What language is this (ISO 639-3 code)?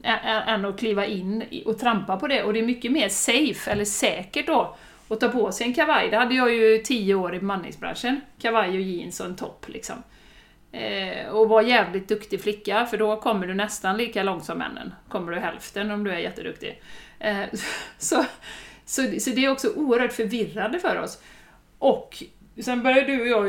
swe